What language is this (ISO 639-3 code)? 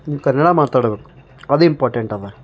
kan